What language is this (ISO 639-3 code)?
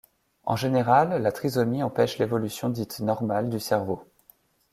fra